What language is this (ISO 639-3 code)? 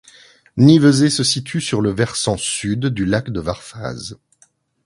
fra